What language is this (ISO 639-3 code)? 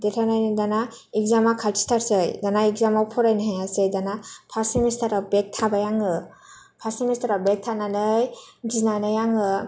brx